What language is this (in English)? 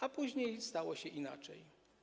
Polish